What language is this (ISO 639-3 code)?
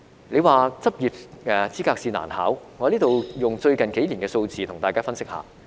yue